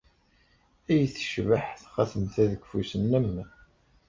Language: Kabyle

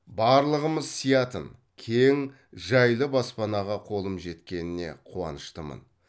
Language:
Kazakh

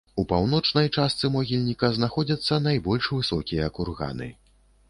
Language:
Belarusian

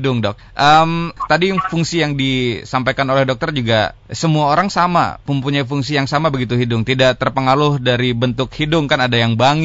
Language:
Indonesian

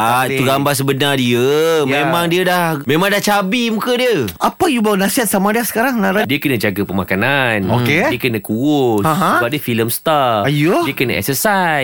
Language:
Malay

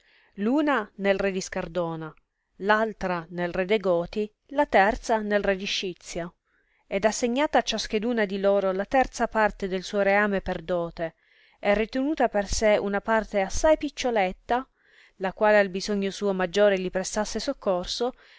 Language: Italian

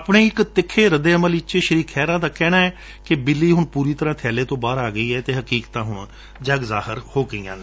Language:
Punjabi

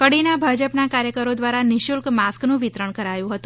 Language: Gujarati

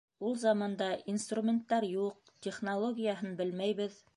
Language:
Bashkir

